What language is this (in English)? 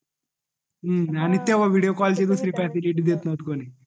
Marathi